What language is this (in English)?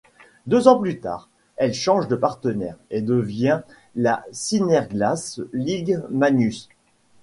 French